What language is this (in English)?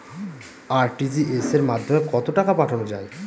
Bangla